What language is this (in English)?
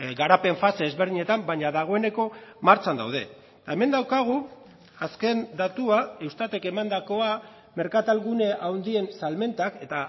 Basque